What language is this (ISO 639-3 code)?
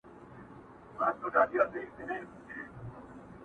pus